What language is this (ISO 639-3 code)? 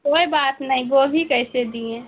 urd